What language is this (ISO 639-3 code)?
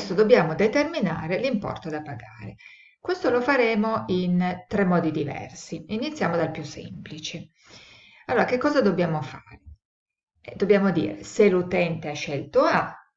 ita